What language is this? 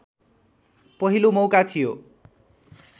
Nepali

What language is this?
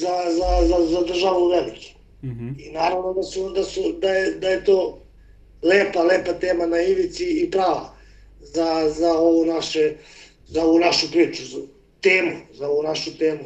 Croatian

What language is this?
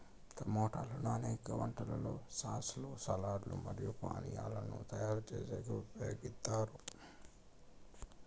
Telugu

